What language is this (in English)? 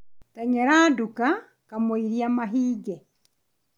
Kikuyu